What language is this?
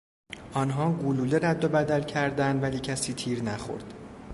Persian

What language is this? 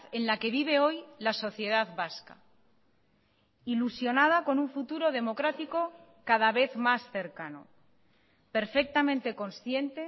Spanish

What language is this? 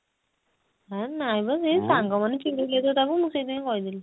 Odia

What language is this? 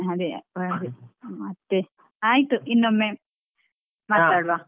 Kannada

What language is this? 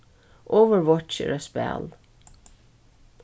Faroese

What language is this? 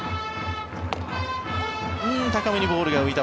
Japanese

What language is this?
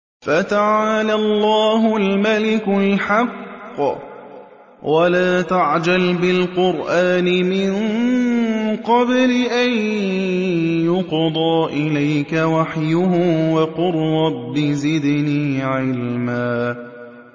Arabic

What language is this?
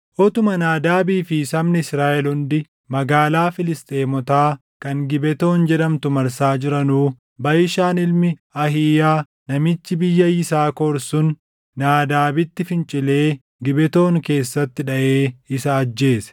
Oromo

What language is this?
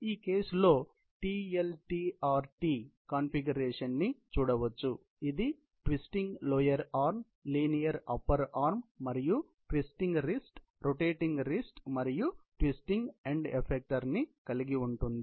Telugu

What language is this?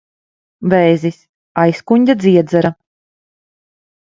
Latvian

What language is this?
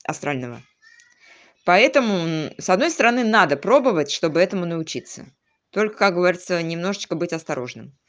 Russian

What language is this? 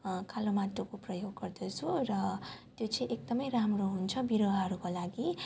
Nepali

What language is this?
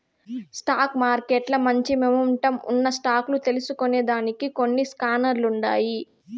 Telugu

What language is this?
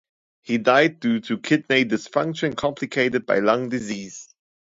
English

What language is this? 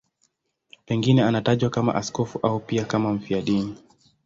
Swahili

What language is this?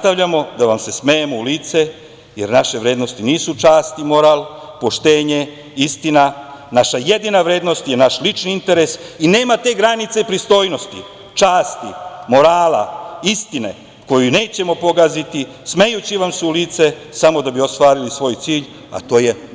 Serbian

